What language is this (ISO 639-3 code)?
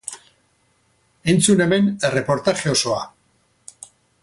eus